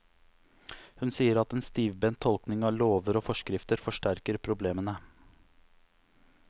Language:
Norwegian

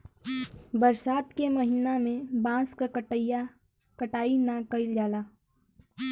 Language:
Bhojpuri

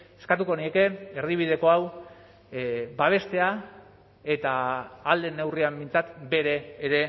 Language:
Basque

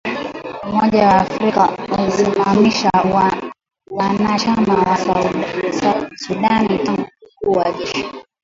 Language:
Swahili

